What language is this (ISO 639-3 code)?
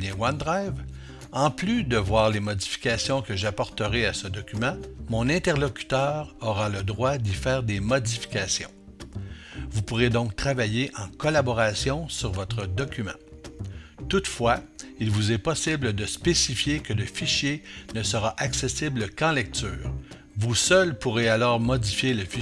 fra